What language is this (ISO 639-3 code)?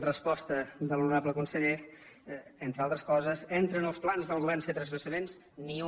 cat